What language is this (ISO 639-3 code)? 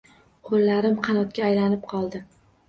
uzb